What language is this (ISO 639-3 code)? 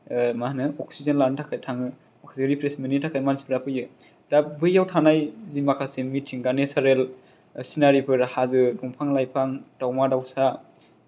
brx